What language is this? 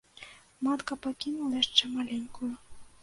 Belarusian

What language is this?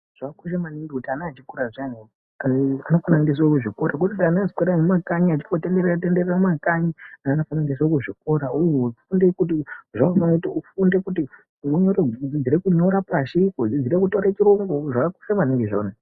Ndau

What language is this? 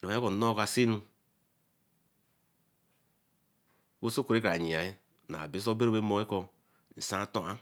Eleme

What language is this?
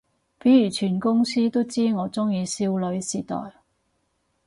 Cantonese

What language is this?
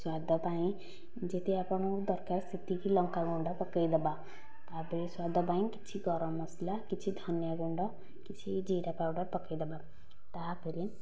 Odia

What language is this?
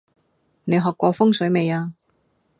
Cantonese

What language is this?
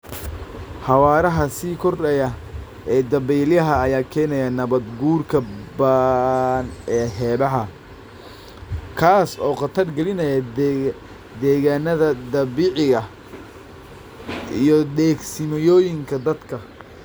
Somali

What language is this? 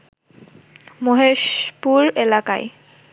Bangla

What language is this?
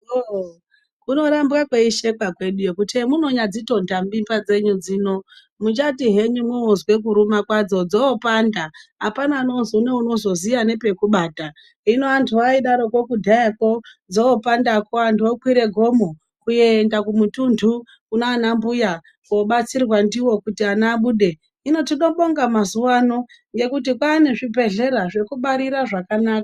Ndau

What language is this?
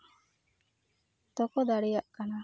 Santali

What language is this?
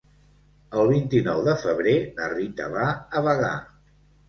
Catalan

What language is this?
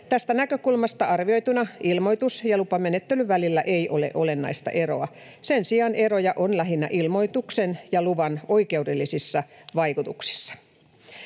Finnish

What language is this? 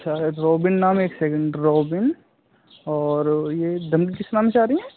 Hindi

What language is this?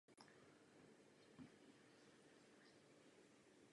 Czech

